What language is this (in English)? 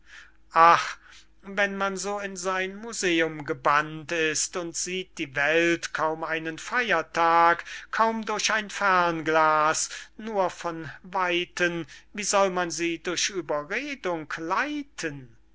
German